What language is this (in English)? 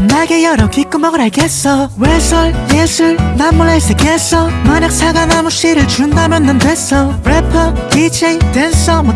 Korean